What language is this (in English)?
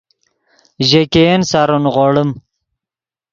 Yidgha